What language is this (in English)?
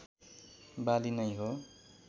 Nepali